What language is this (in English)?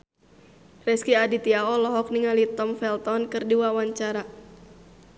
Sundanese